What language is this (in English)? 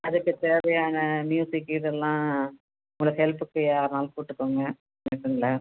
Tamil